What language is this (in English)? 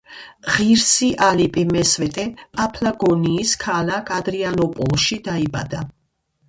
Georgian